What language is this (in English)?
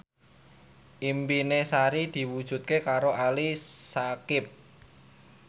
Javanese